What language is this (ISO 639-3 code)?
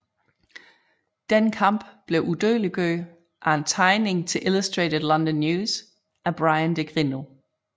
dan